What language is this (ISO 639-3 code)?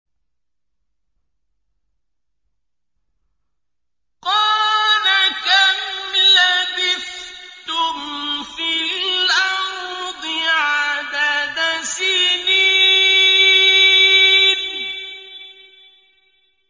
ara